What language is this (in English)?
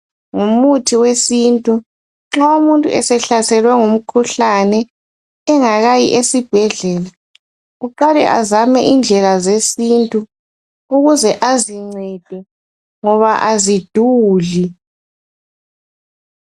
North Ndebele